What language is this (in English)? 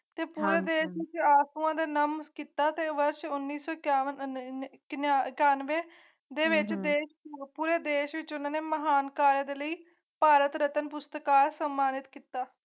Punjabi